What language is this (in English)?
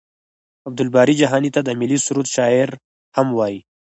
Pashto